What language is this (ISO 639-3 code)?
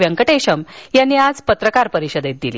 mar